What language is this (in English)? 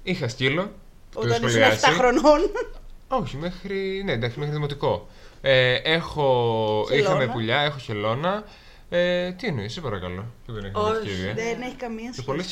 Greek